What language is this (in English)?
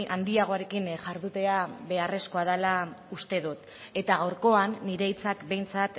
Basque